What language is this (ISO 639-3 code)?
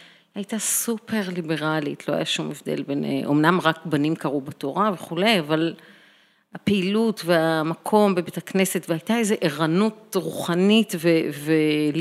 heb